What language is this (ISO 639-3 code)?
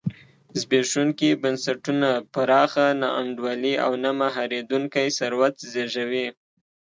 pus